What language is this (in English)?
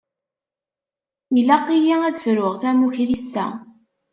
Kabyle